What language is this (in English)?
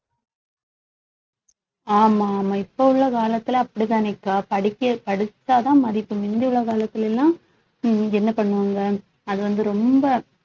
Tamil